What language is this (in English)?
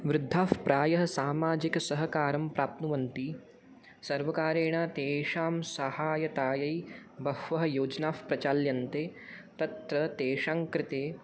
Sanskrit